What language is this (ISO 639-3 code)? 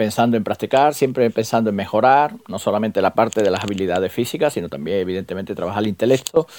spa